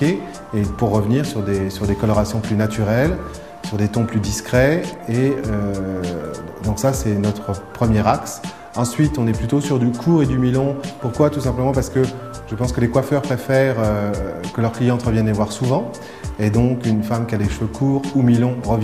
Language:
French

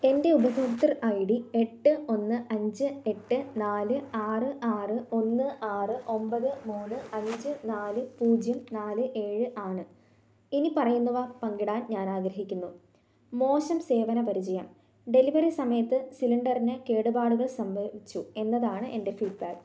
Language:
Malayalam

